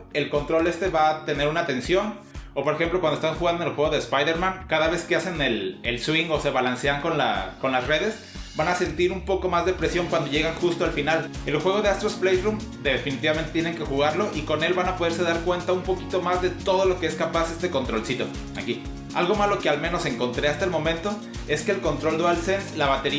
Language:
Spanish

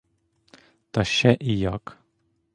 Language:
Ukrainian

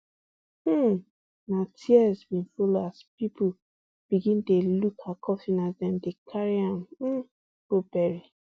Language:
Nigerian Pidgin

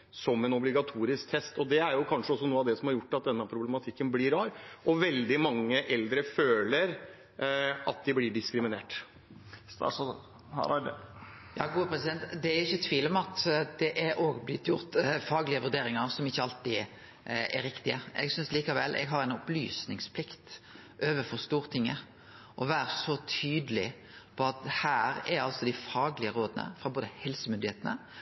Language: Norwegian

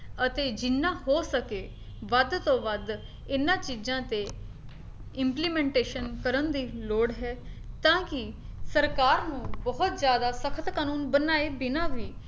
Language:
Punjabi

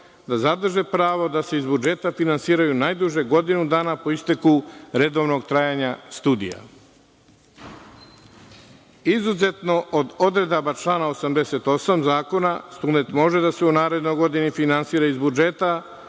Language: Serbian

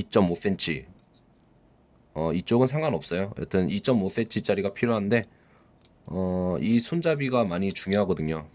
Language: Korean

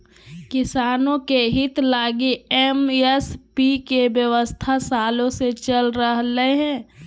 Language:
Magahi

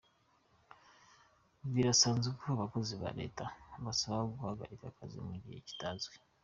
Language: Kinyarwanda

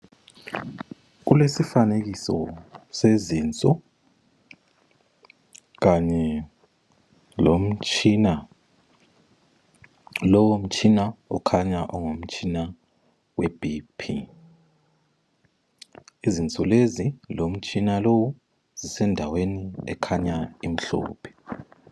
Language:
North Ndebele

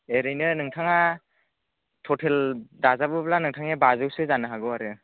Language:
Bodo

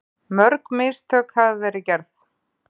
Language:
Icelandic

